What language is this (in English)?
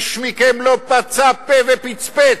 Hebrew